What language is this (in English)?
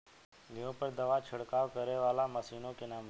Bhojpuri